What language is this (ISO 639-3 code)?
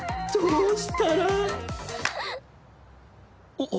jpn